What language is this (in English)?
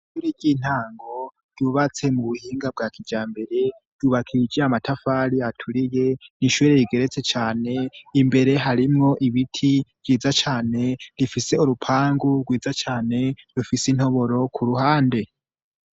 Rundi